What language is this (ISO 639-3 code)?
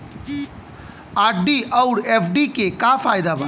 bho